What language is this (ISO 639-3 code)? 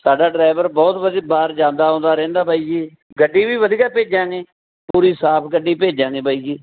pan